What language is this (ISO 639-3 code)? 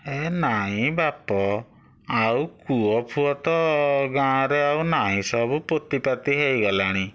ori